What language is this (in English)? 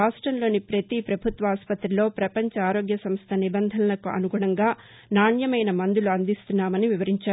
Telugu